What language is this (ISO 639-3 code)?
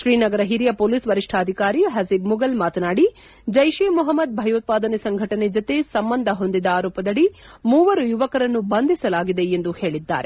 kan